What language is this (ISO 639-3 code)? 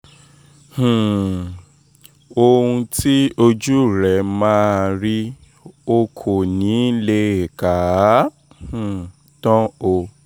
yor